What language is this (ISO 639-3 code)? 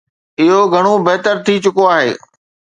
snd